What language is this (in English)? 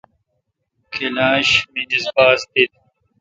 Kalkoti